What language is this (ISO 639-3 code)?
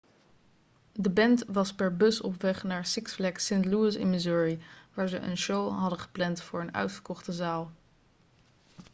nld